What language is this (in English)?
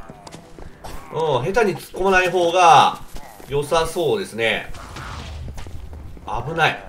Japanese